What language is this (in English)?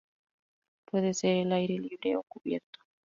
Spanish